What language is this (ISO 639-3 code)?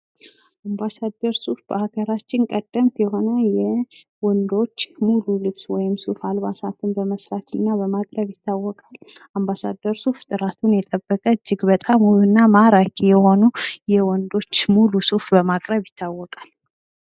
amh